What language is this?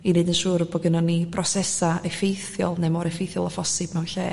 Welsh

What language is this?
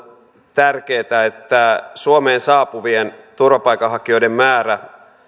Finnish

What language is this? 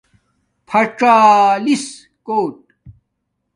Domaaki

